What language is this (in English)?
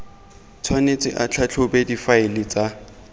Tswana